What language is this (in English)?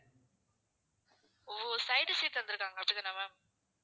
Tamil